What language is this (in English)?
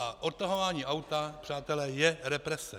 Czech